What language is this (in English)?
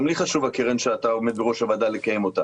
Hebrew